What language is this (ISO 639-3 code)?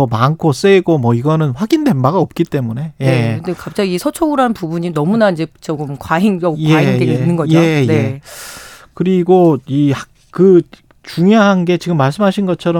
kor